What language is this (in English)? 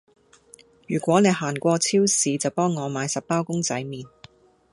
Cantonese